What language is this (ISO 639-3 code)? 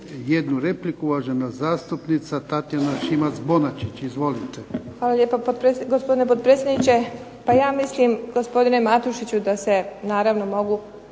hrv